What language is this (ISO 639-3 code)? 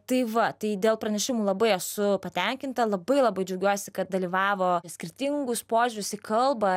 lit